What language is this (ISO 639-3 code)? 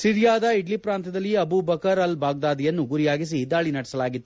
kan